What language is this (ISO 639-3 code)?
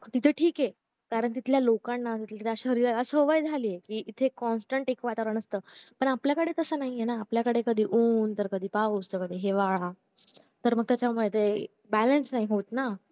mar